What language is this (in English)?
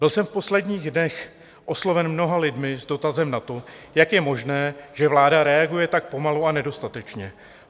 Czech